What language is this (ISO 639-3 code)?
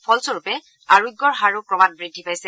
asm